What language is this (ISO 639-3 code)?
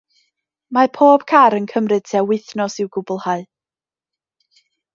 cym